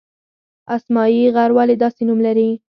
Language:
Pashto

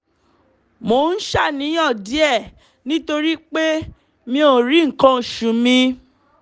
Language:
Yoruba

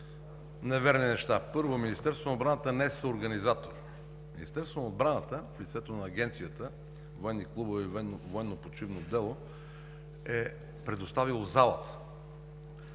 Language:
Bulgarian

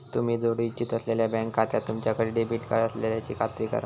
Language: Marathi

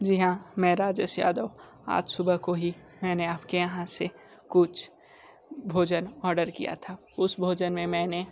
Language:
Hindi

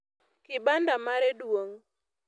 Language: Luo (Kenya and Tanzania)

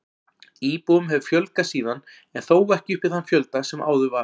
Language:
Icelandic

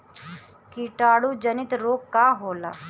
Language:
Bhojpuri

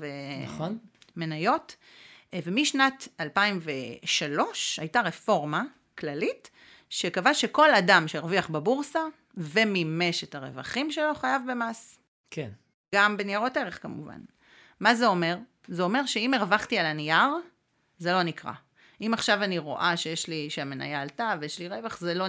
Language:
Hebrew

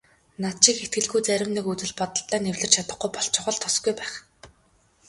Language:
Mongolian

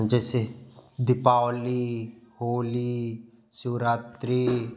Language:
Hindi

